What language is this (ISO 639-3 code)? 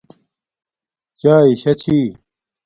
dmk